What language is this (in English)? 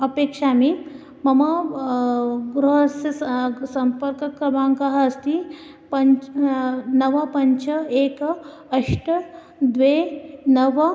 Sanskrit